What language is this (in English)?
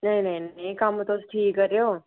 Dogri